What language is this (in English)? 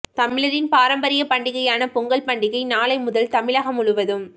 Tamil